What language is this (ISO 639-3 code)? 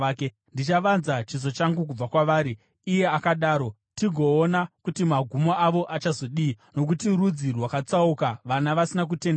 sna